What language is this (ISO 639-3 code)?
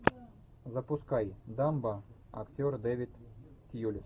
rus